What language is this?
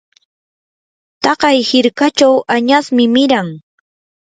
Yanahuanca Pasco Quechua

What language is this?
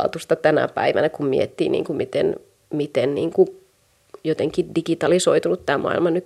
Finnish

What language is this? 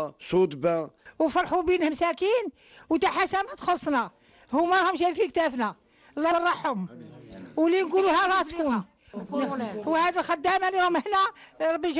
Arabic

